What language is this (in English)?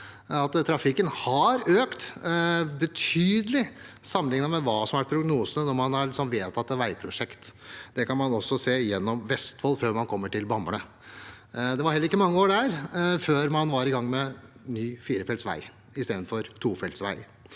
Norwegian